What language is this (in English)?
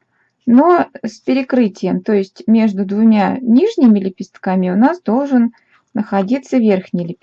Russian